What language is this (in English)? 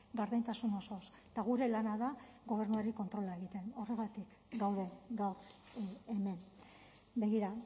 Basque